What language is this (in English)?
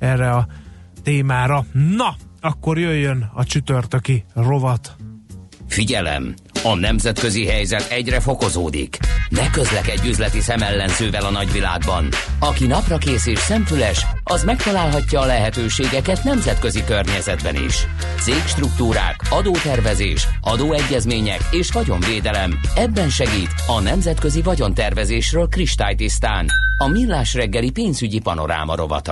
Hungarian